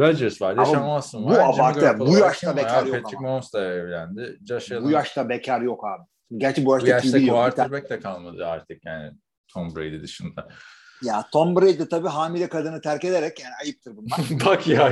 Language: Turkish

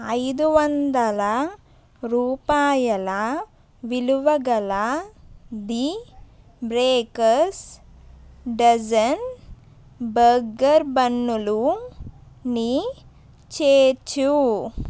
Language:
Telugu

